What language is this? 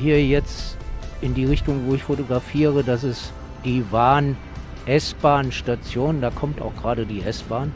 German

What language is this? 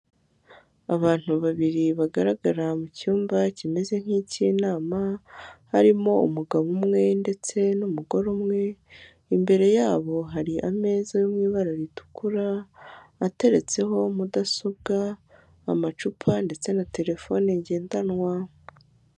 Kinyarwanda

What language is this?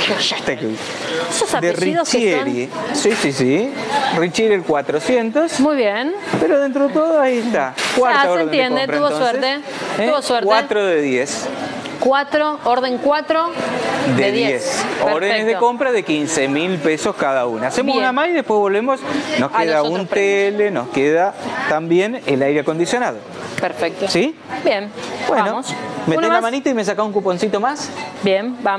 Spanish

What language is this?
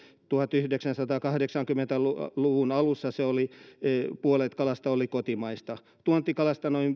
Finnish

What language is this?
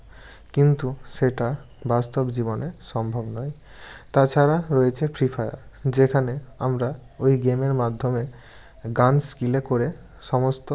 Bangla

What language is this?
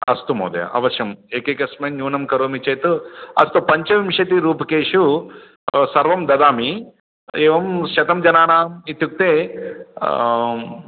Sanskrit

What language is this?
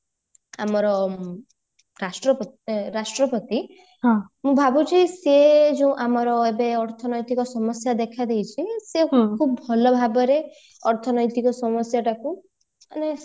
Odia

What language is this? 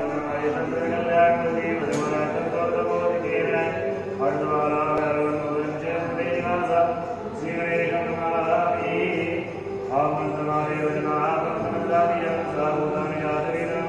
Punjabi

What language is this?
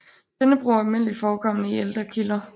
Danish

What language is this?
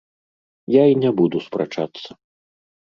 Belarusian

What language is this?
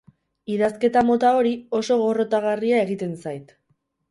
Basque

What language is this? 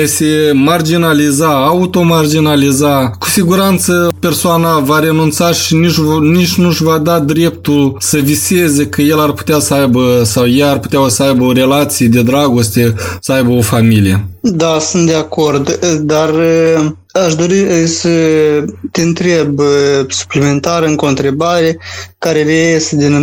Romanian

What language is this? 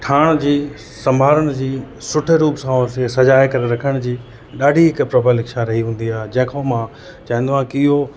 Sindhi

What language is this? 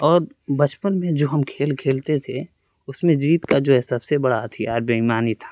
Urdu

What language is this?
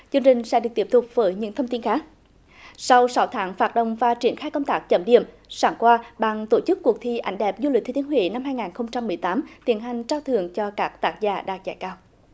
Vietnamese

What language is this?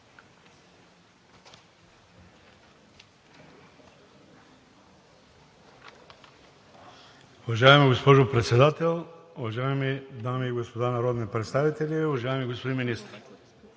Bulgarian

